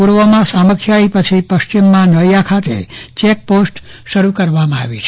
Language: Gujarati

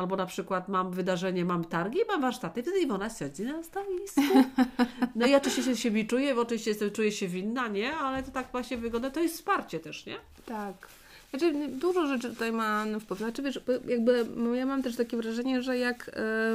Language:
Polish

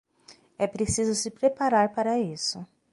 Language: Portuguese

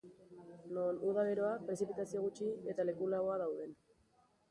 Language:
Basque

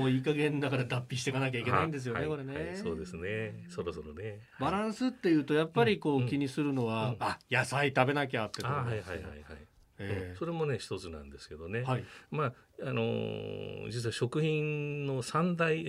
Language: Japanese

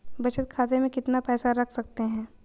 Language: Hindi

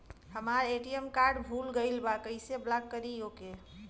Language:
Bhojpuri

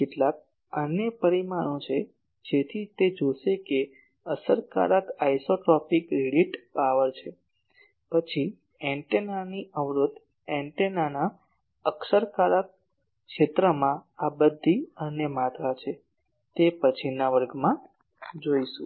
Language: Gujarati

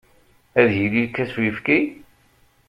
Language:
Kabyle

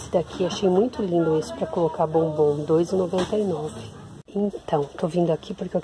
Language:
Portuguese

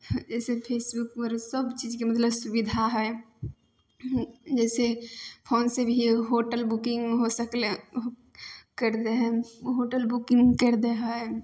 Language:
Maithili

